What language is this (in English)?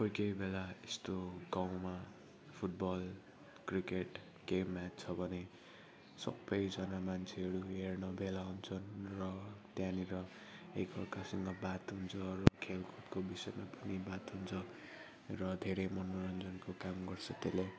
Nepali